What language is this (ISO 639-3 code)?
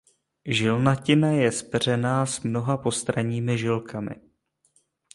ces